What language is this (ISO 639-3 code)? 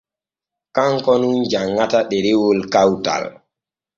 fue